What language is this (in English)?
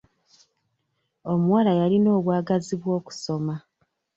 Ganda